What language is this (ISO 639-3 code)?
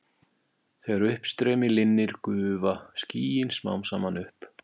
isl